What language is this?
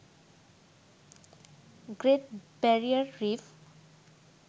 Bangla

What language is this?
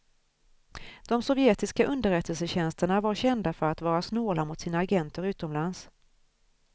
Swedish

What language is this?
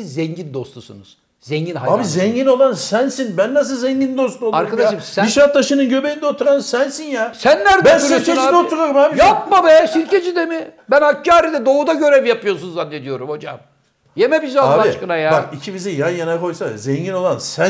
Turkish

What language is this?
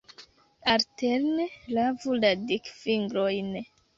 Esperanto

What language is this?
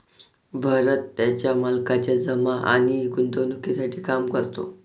Marathi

